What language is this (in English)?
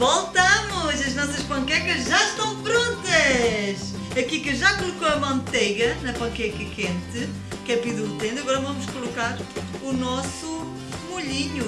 Portuguese